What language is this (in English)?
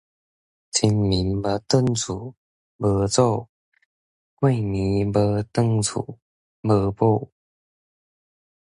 Min Nan Chinese